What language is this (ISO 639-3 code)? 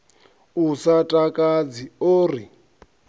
ven